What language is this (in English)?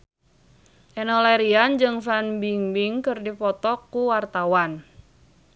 Sundanese